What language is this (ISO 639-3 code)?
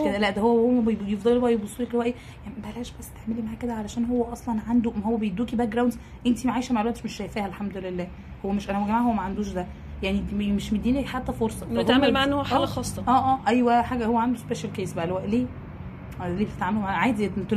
ara